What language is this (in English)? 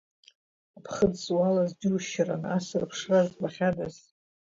Abkhazian